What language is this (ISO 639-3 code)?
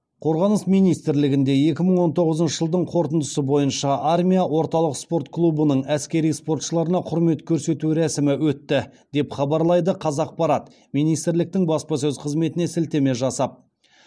kaz